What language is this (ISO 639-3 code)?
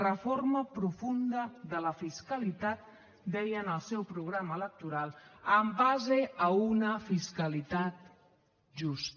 cat